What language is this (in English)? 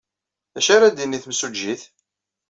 Kabyle